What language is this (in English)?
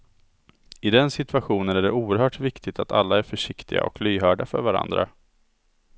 Swedish